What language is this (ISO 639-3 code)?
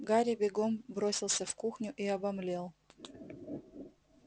rus